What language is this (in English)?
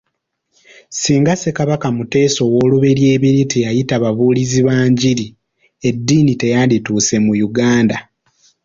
Ganda